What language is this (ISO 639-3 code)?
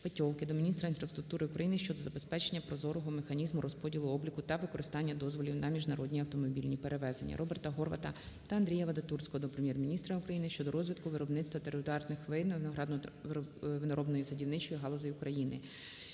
ukr